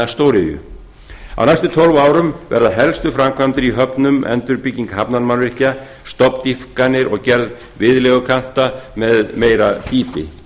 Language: Icelandic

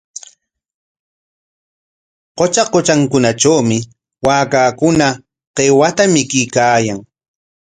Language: Corongo Ancash Quechua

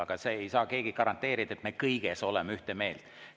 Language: Estonian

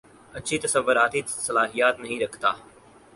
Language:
Urdu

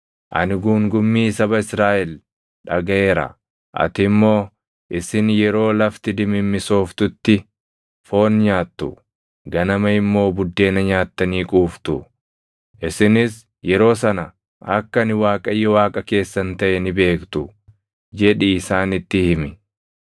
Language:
Oromo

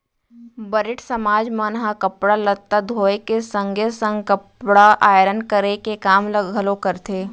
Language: Chhattisgarhi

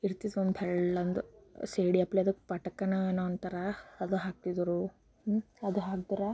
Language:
Kannada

